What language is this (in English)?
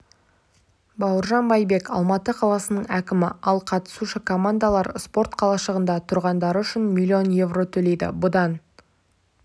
Kazakh